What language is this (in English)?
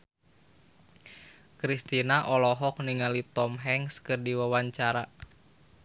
Sundanese